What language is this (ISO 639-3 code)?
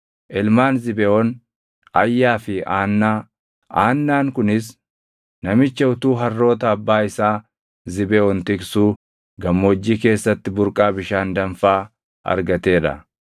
orm